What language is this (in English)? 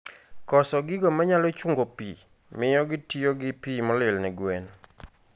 Luo (Kenya and Tanzania)